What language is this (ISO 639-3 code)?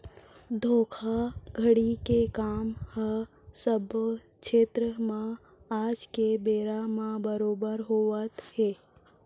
hne